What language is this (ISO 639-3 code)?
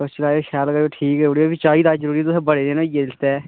doi